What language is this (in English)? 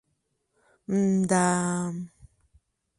Mari